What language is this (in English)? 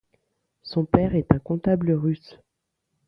French